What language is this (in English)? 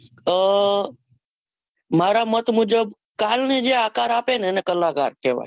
Gujarati